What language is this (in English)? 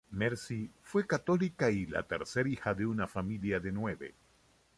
Spanish